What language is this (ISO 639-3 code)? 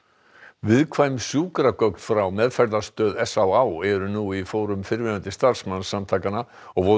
isl